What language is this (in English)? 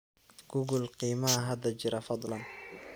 Somali